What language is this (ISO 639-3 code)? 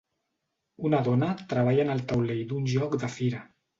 cat